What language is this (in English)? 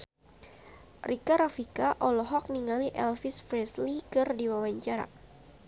Sundanese